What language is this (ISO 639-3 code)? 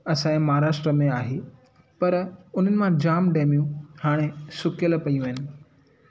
snd